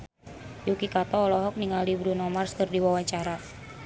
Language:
Sundanese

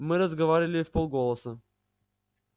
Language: Russian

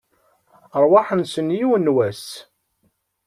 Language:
Kabyle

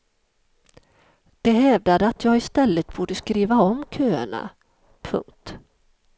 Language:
Swedish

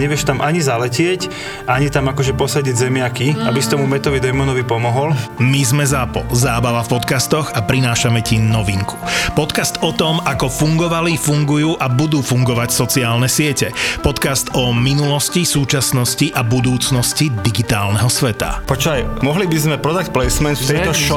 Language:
Slovak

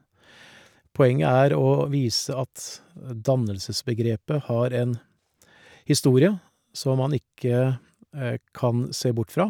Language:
Norwegian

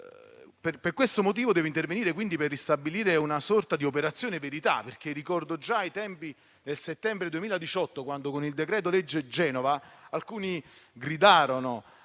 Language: Italian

